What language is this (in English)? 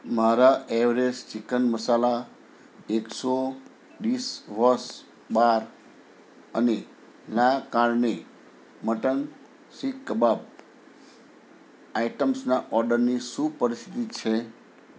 Gujarati